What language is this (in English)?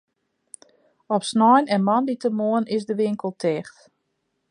Western Frisian